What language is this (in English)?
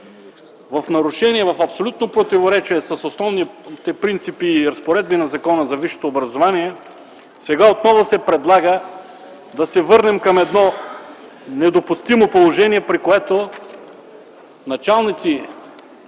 Bulgarian